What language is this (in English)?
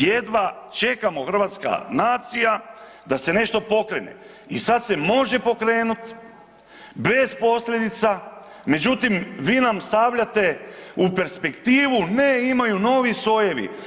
Croatian